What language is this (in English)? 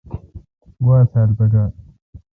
Kalkoti